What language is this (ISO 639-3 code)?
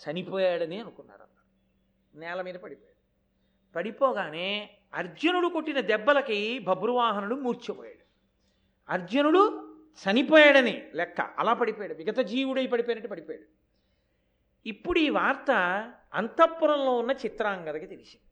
tel